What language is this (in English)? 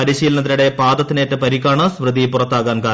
Malayalam